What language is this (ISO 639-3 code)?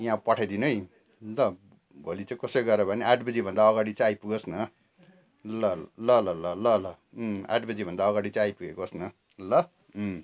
nep